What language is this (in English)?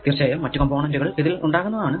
Malayalam